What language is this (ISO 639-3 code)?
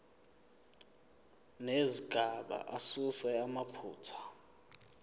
zul